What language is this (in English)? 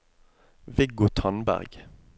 Norwegian